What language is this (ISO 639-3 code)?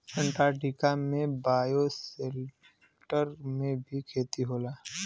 bho